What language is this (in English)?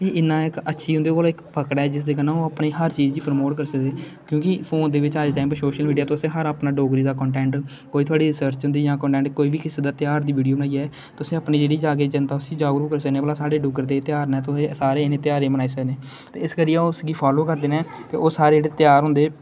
Dogri